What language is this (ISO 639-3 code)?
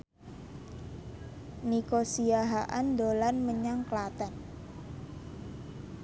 jav